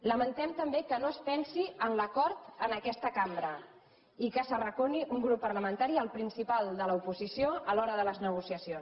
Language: Catalan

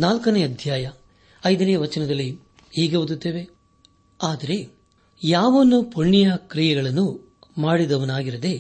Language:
Kannada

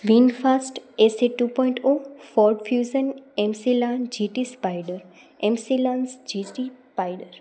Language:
Gujarati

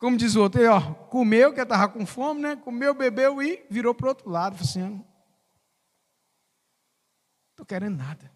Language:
Portuguese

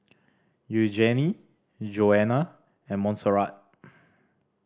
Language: English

